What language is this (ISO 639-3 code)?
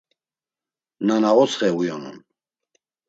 lzz